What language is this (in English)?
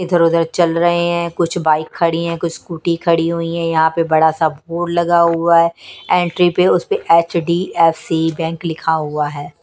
Hindi